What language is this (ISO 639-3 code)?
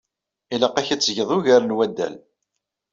kab